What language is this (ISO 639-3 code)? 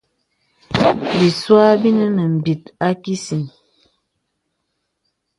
beb